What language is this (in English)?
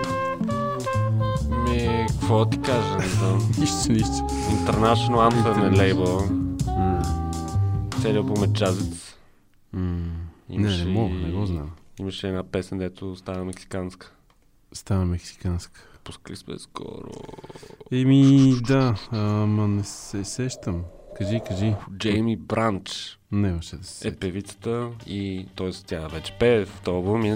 Bulgarian